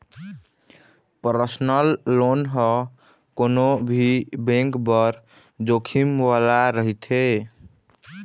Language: Chhattisgarhi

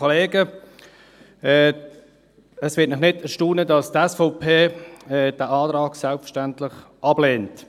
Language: Swiss German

